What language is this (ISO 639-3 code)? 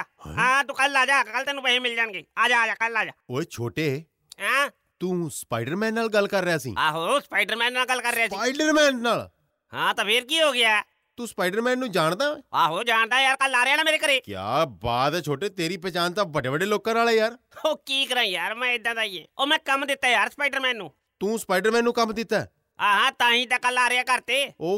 pan